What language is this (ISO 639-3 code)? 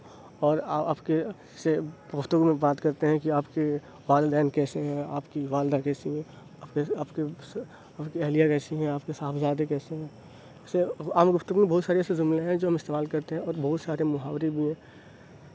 urd